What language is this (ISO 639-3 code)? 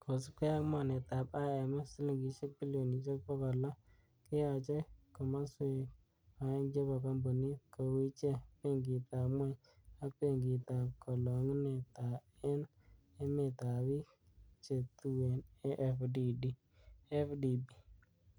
kln